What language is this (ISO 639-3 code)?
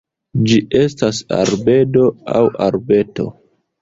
epo